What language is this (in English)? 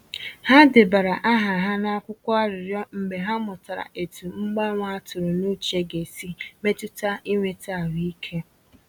Igbo